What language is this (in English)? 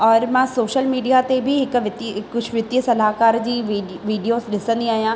Sindhi